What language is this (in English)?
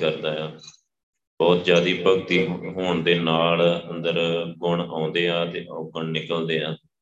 Punjabi